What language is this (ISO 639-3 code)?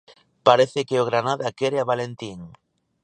glg